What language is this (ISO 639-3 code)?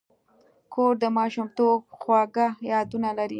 pus